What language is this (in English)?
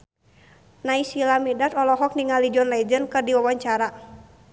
Sundanese